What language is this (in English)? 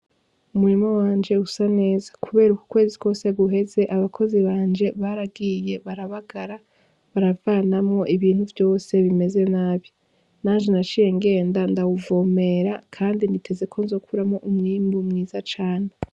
Rundi